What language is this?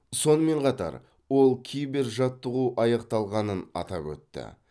Kazakh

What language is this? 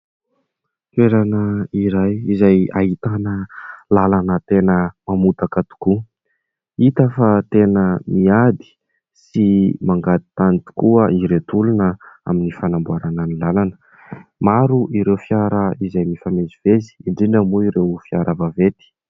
Malagasy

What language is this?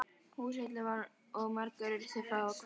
Icelandic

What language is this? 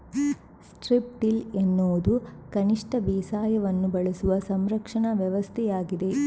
Kannada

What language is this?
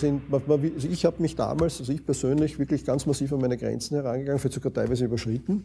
German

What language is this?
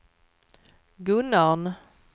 Swedish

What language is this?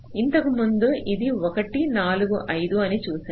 Telugu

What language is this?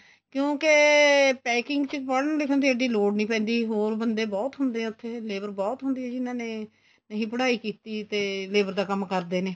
Punjabi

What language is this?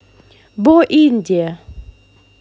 Russian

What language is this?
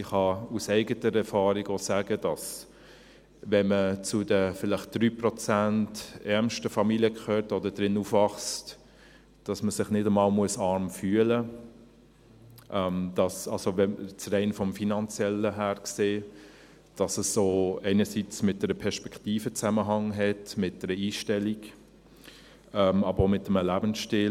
Swiss German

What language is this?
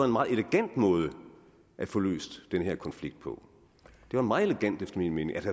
Danish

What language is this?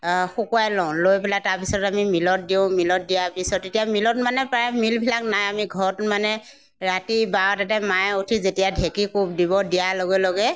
Assamese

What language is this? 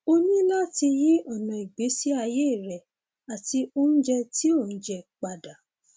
Yoruba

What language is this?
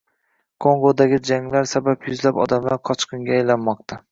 Uzbek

